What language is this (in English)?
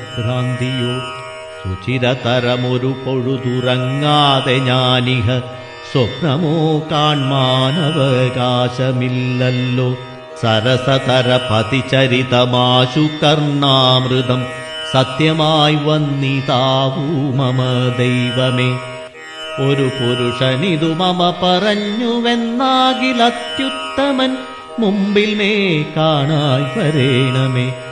Malayalam